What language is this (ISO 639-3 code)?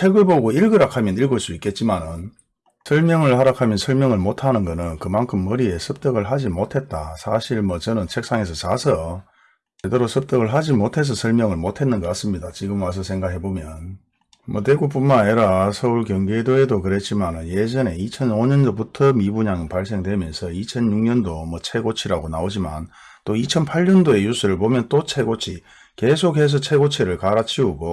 kor